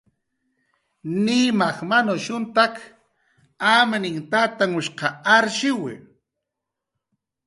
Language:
Jaqaru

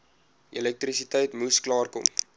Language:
Afrikaans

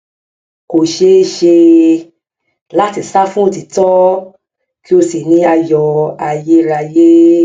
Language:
Yoruba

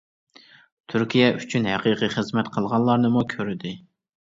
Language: Uyghur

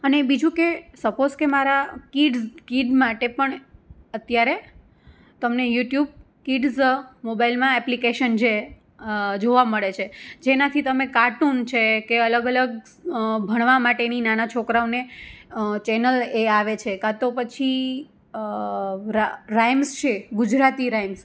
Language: Gujarati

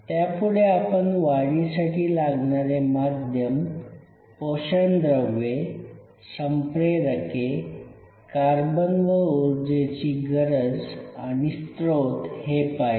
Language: Marathi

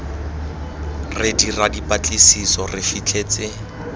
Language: Tswana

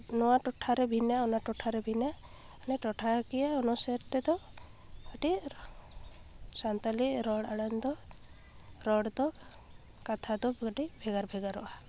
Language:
Santali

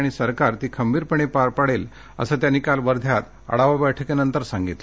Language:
Marathi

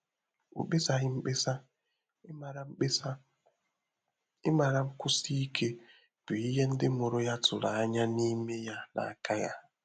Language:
Igbo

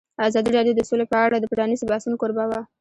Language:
Pashto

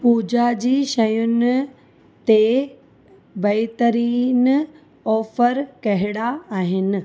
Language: Sindhi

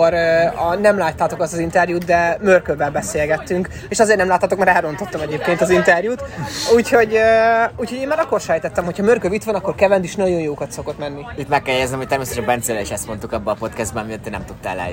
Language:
Hungarian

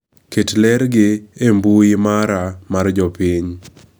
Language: Luo (Kenya and Tanzania)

